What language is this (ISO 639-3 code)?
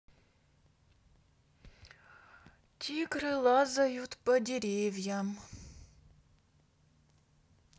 rus